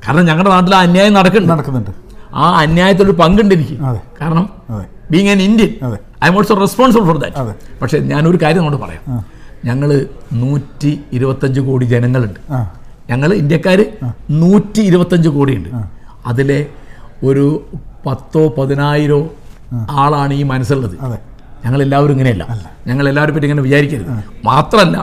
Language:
Malayalam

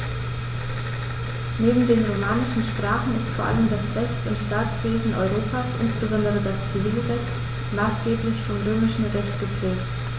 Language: German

